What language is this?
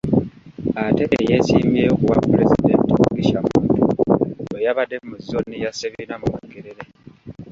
Ganda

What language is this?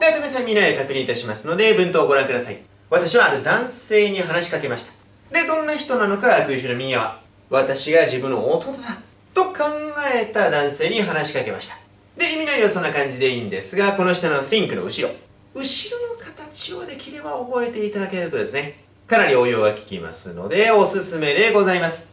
Japanese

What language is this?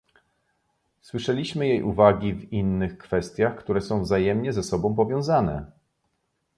Polish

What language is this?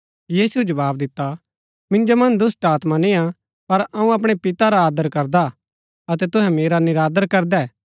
Gaddi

